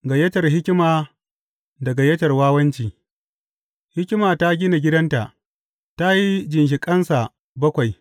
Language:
Hausa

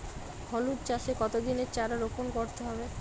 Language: Bangla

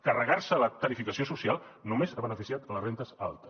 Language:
Catalan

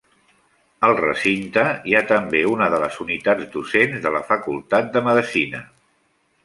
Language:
Catalan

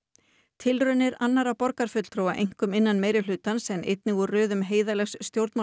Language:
Icelandic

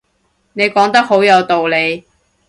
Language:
Cantonese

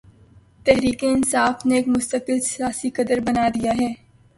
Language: Urdu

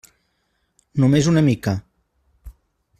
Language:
Catalan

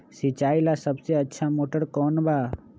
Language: Magahi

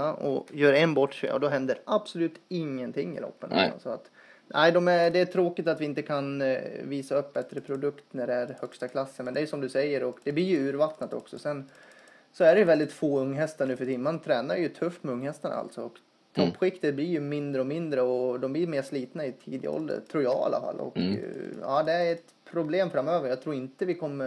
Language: Swedish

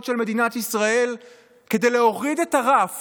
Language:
Hebrew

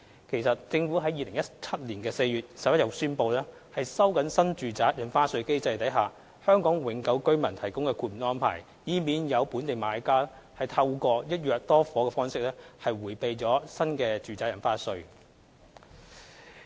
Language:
Cantonese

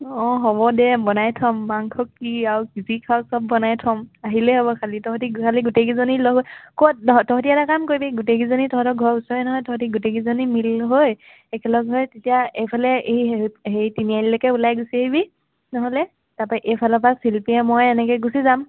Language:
Assamese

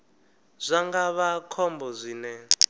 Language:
Venda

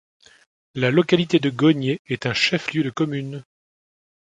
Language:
French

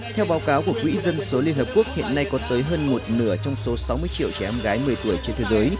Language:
Vietnamese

